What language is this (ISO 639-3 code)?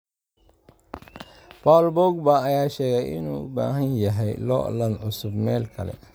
som